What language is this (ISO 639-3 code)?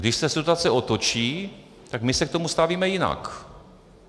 ces